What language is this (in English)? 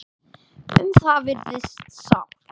Icelandic